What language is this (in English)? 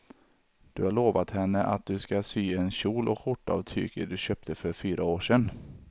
Swedish